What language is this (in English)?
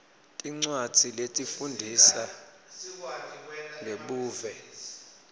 Swati